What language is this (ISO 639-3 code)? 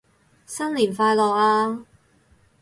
yue